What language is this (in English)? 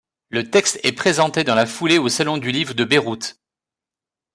French